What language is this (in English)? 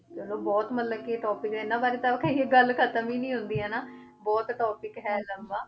Punjabi